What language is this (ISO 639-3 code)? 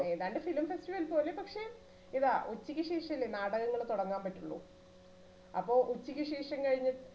mal